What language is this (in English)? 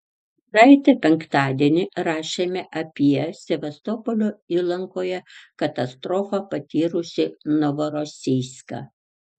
Lithuanian